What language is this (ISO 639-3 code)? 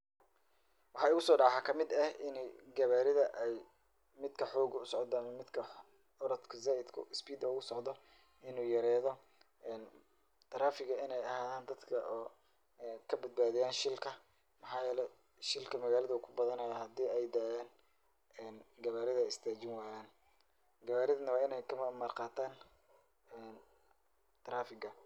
som